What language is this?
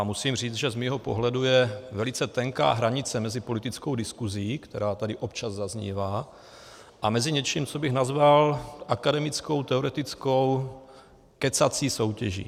Czech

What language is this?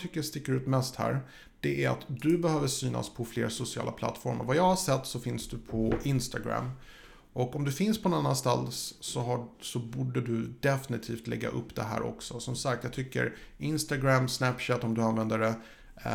Swedish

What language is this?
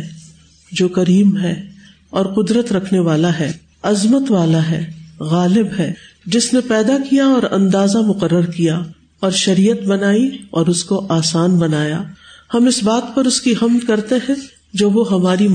Urdu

